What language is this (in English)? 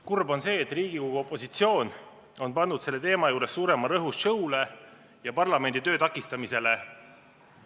Estonian